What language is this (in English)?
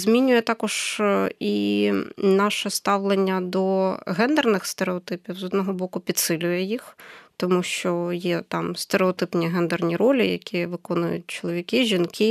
Ukrainian